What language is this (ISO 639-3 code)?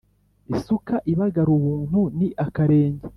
kin